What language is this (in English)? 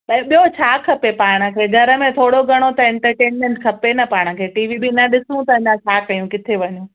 Sindhi